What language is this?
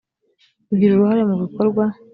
Kinyarwanda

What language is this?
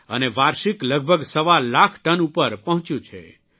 Gujarati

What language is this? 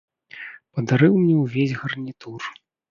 Belarusian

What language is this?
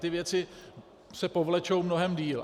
Czech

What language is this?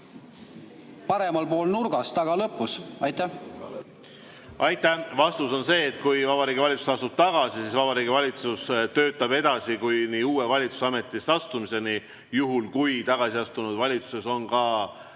Estonian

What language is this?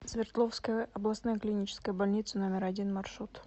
Russian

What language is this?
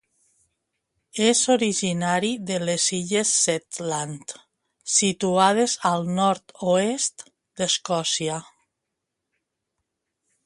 Catalan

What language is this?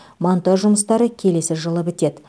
Kazakh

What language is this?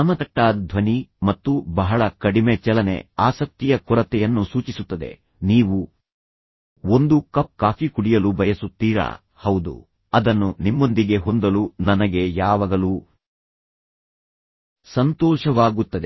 Kannada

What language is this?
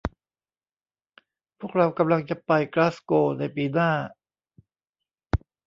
Thai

